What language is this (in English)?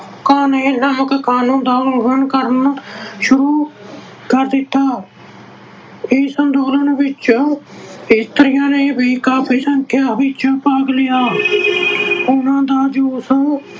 Punjabi